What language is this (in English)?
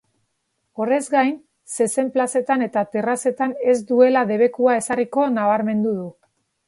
Basque